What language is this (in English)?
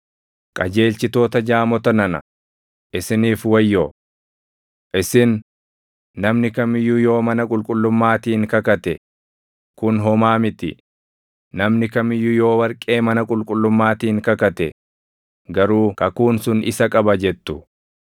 Oromo